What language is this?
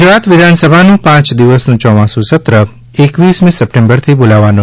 Gujarati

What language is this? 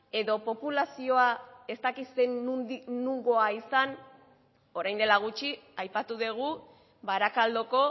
Basque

